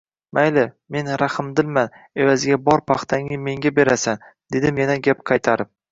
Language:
Uzbek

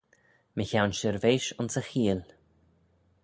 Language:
Manx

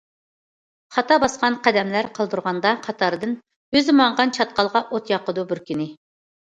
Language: Uyghur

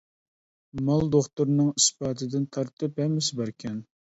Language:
Uyghur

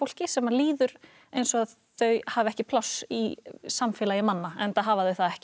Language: Icelandic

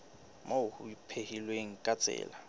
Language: Southern Sotho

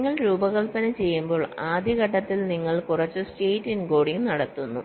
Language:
Malayalam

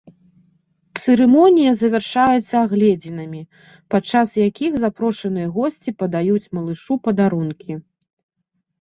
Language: Belarusian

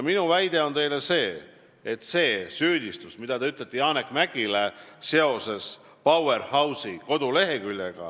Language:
Estonian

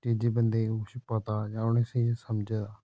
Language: Dogri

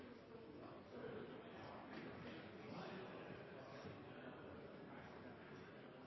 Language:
Norwegian Bokmål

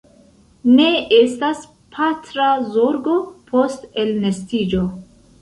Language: Esperanto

